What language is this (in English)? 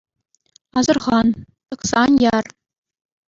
Chuvash